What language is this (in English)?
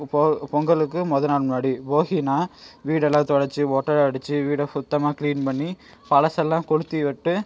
Tamil